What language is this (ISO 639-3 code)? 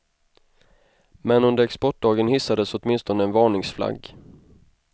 swe